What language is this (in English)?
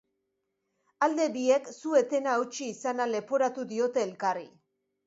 Basque